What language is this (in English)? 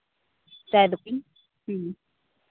Santali